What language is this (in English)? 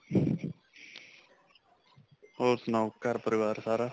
Punjabi